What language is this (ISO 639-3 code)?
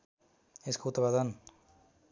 nep